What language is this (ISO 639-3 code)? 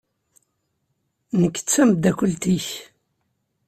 kab